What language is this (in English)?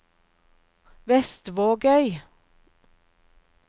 Norwegian